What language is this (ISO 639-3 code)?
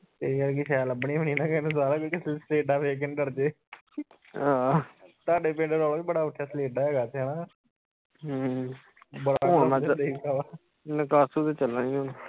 pan